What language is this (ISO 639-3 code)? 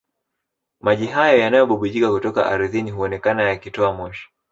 swa